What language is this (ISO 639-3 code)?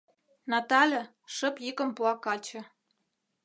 chm